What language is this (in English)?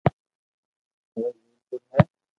Loarki